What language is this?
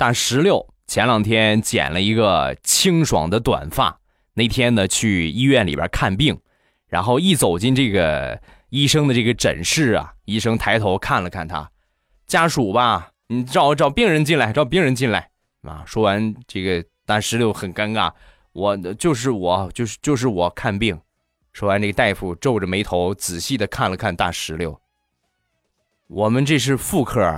Chinese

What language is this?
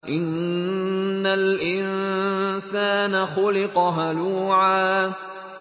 Arabic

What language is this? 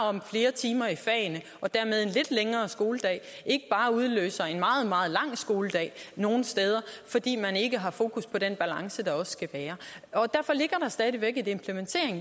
Danish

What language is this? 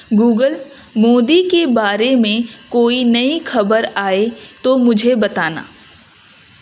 Urdu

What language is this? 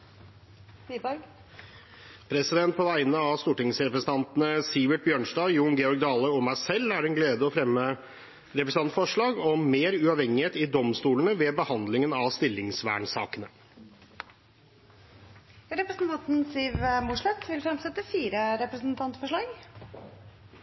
Norwegian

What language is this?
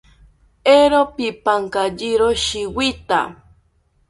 South Ucayali Ashéninka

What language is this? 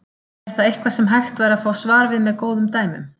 Icelandic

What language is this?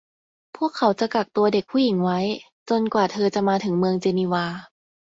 Thai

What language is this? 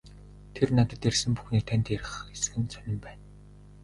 Mongolian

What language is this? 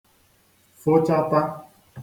Igbo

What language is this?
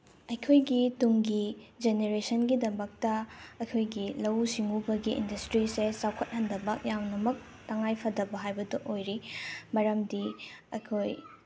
Manipuri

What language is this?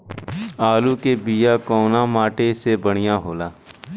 Bhojpuri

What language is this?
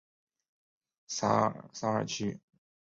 Chinese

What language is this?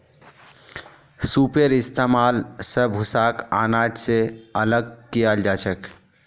Magahi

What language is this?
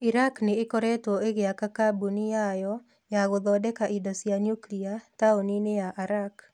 Kikuyu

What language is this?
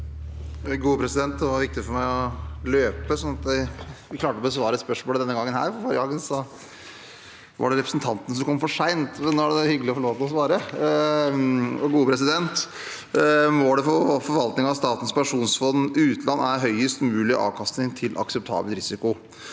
Norwegian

